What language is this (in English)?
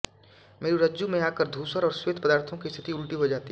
Hindi